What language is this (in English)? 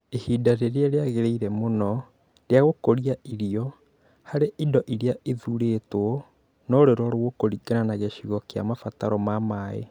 Kikuyu